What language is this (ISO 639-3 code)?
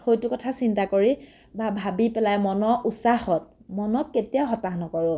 asm